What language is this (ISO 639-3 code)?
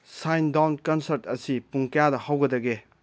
mni